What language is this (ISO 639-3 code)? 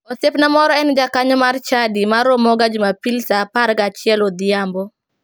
luo